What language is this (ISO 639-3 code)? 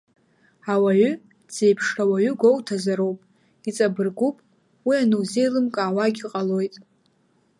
abk